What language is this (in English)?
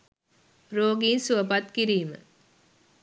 Sinhala